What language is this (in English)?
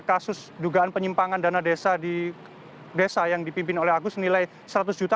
Indonesian